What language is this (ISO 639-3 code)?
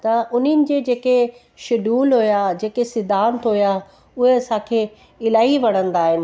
snd